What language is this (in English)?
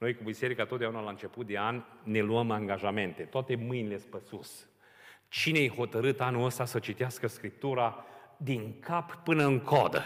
Romanian